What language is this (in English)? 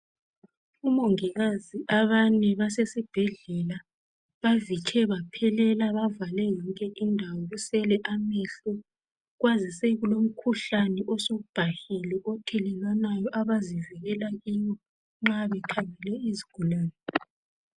North Ndebele